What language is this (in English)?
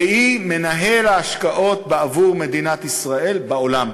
Hebrew